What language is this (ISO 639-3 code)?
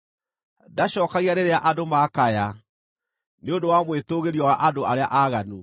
kik